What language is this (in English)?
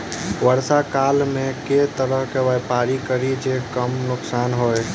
Maithili